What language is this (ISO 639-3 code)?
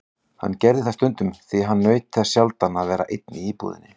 isl